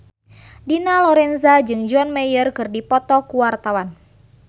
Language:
Sundanese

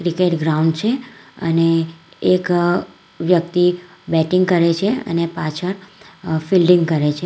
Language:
Gujarati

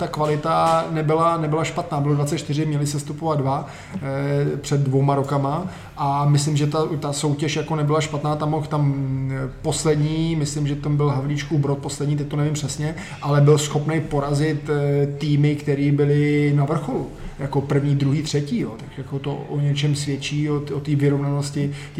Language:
Czech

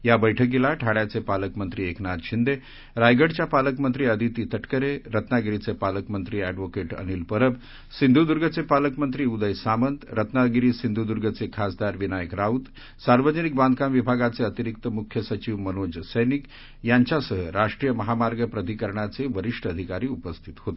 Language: Marathi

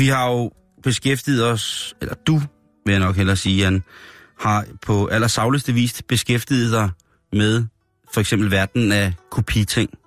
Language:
Danish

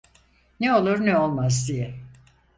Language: Turkish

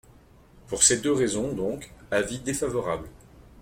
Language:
French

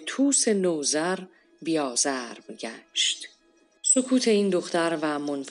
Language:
Persian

